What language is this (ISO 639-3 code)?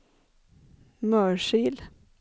swe